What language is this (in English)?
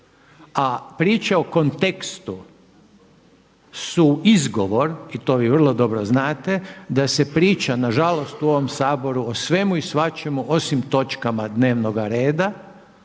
Croatian